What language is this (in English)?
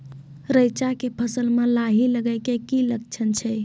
Maithili